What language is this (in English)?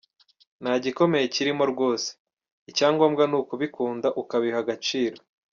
Kinyarwanda